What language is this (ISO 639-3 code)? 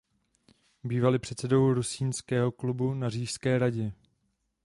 ces